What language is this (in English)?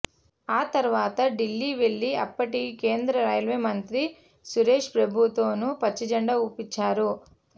Telugu